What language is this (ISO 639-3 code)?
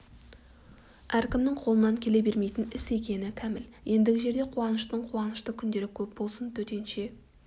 kaz